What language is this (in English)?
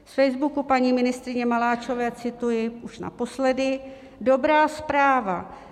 Czech